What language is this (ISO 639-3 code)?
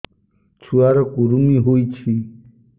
ori